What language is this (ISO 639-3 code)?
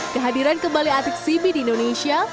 ind